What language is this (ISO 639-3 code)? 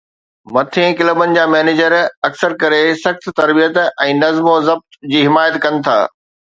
snd